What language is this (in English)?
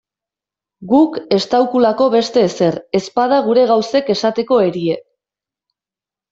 Basque